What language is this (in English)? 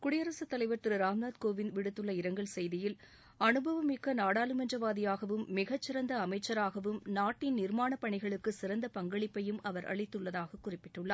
Tamil